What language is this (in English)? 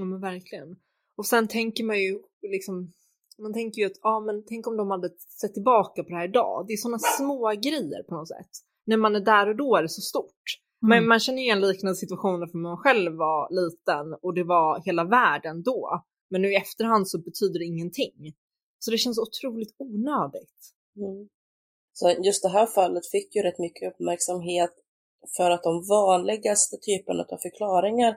Swedish